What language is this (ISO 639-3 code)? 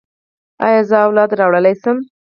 pus